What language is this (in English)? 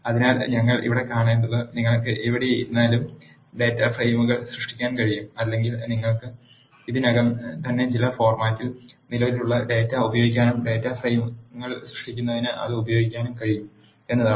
Malayalam